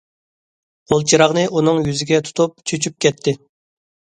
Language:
Uyghur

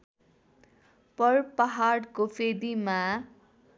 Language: Nepali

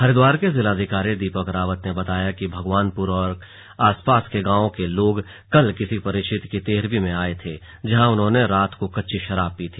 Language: Hindi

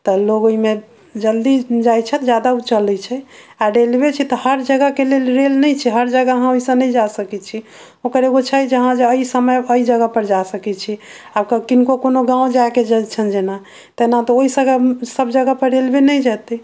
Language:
Maithili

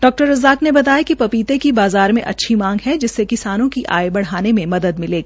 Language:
Hindi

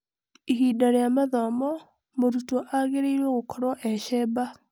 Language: Kikuyu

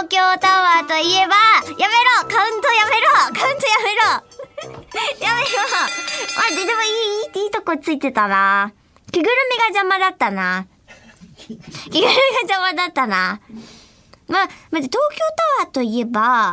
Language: Japanese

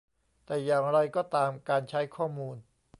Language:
Thai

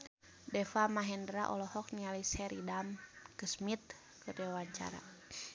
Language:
Sundanese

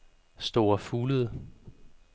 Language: Danish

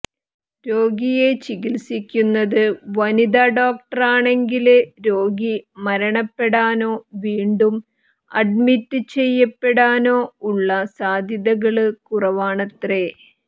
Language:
Malayalam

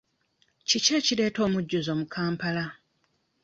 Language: Ganda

